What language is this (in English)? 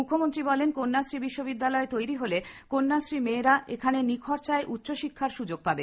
Bangla